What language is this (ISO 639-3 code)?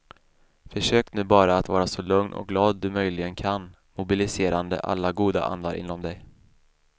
swe